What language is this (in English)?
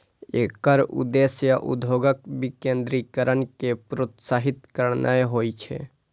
Maithili